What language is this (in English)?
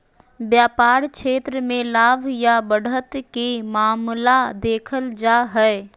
Magahi